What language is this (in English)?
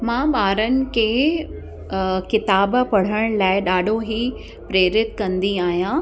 Sindhi